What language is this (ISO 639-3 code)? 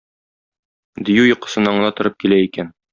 tat